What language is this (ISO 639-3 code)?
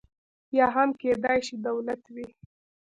pus